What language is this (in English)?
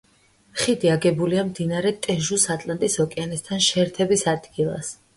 Georgian